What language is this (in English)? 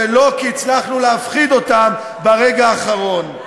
Hebrew